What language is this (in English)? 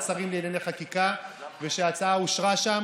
Hebrew